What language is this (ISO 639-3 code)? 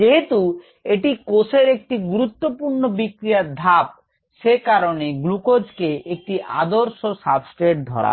ben